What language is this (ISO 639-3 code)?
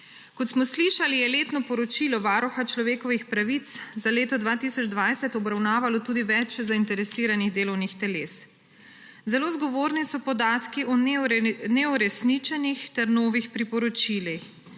slv